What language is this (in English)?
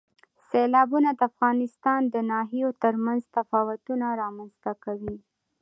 Pashto